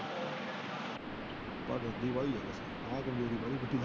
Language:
Punjabi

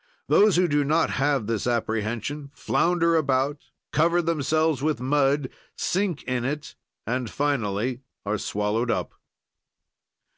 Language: English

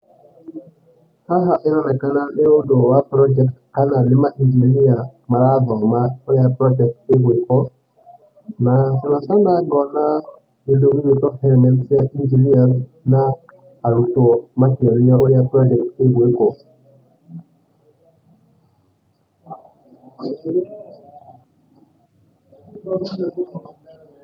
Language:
Kikuyu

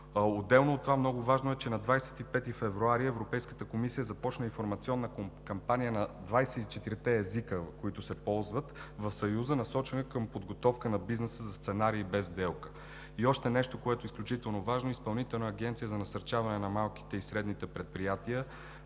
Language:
Bulgarian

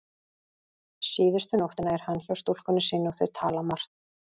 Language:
Icelandic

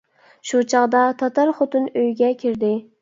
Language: Uyghur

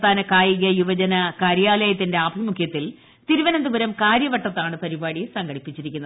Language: Malayalam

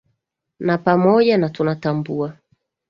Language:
Swahili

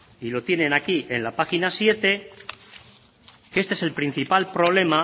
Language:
Spanish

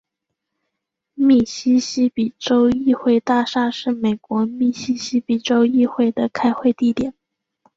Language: Chinese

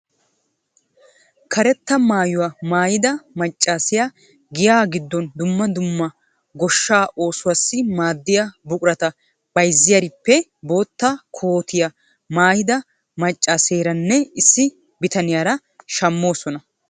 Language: Wolaytta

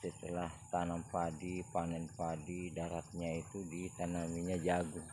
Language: Indonesian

